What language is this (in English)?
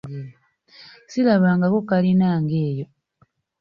Ganda